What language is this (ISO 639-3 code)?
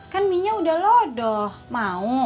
ind